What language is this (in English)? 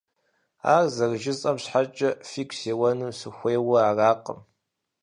Kabardian